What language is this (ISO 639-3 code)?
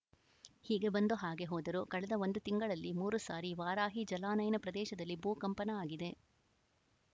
kan